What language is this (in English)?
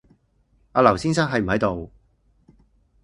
Cantonese